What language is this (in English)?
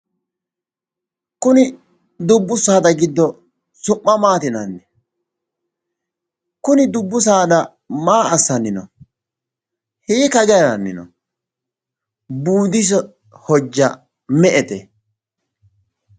Sidamo